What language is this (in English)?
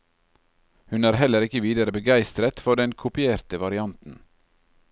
Norwegian